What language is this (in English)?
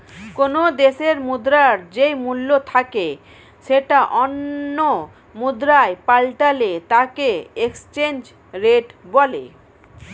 Bangla